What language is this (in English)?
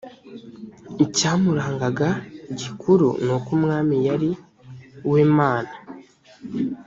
Kinyarwanda